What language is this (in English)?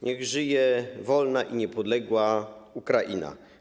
Polish